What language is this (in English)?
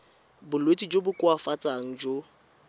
Tswana